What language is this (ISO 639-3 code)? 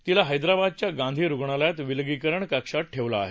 mar